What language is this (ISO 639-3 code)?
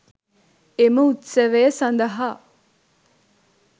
sin